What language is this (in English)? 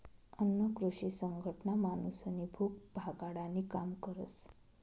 Marathi